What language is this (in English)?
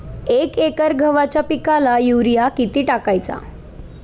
Marathi